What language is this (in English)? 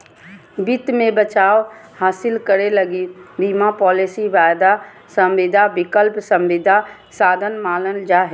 Magahi